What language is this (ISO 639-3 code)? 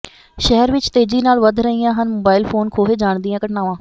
pan